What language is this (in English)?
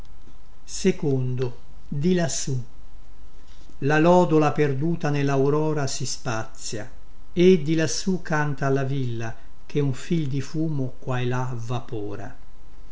Italian